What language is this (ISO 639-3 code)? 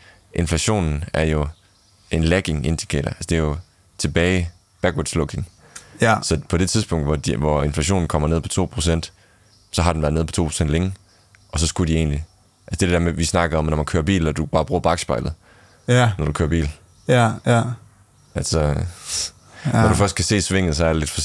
dan